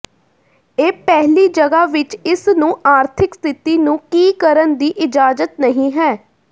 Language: Punjabi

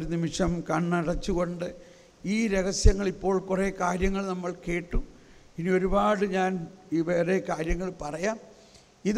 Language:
Malayalam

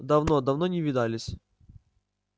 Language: Russian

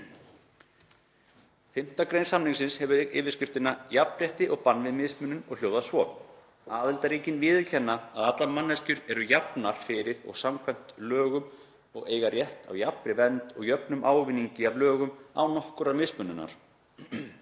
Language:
Icelandic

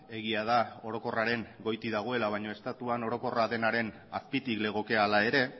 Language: Basque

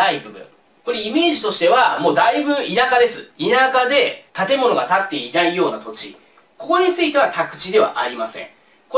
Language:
Japanese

